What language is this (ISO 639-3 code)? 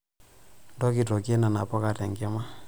mas